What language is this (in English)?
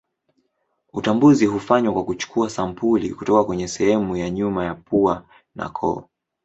Swahili